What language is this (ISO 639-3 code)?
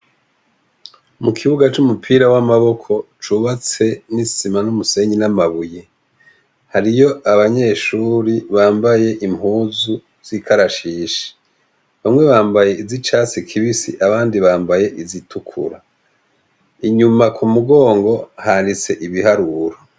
run